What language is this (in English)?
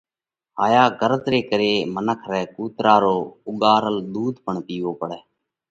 Parkari Koli